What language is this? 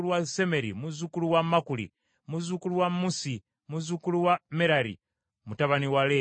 Ganda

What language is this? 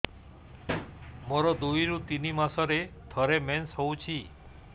Odia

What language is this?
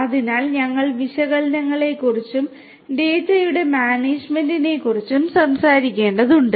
Malayalam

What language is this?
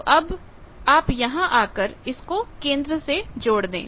Hindi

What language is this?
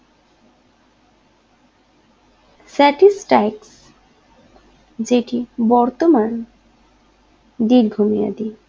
Bangla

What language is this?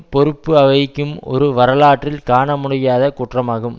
Tamil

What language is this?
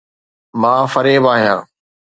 Sindhi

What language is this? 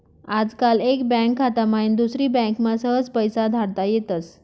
Marathi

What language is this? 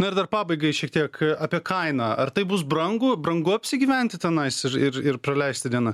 Lithuanian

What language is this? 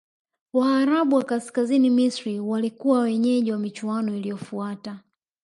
Swahili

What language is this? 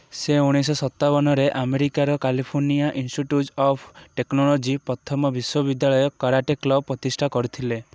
Odia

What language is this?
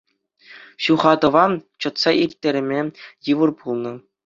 Chuvash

